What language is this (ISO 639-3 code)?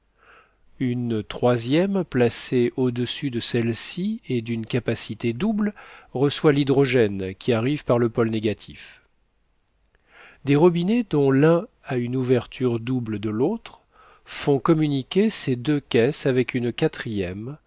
fra